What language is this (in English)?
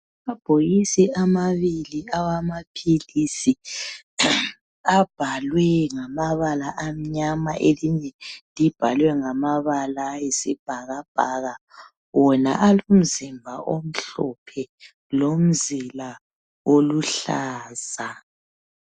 North Ndebele